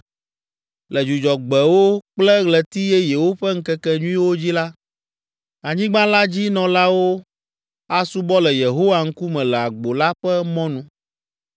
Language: Ewe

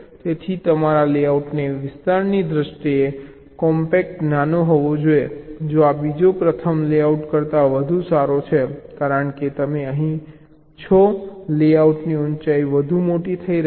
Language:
Gujarati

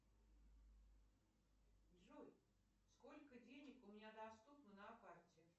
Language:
Russian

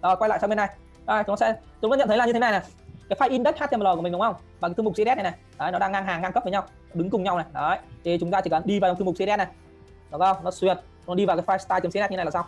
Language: Vietnamese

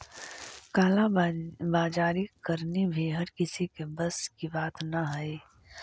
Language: Magahi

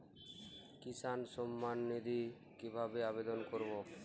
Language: Bangla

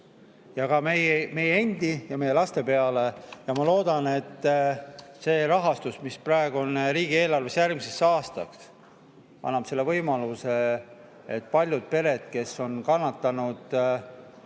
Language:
Estonian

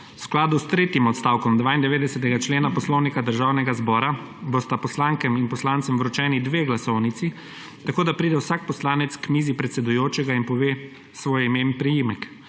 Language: Slovenian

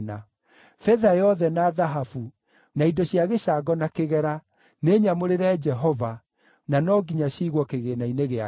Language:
Kikuyu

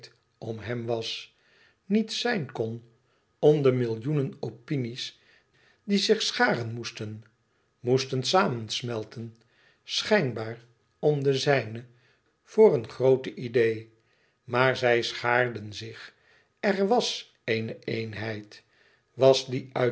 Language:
Dutch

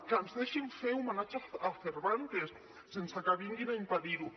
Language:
Catalan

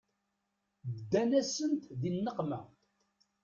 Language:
Kabyle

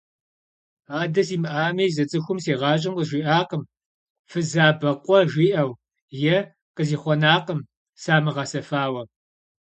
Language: Kabardian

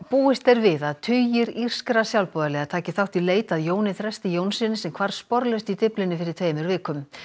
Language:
Icelandic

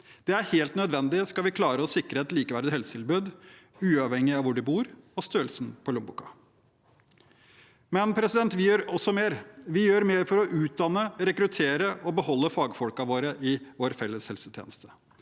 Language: Norwegian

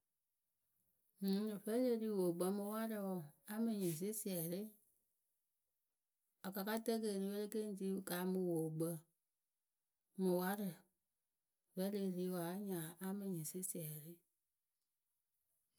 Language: Akebu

